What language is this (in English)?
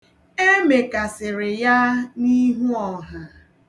Igbo